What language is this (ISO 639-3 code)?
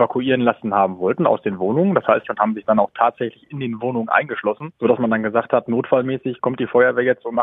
deu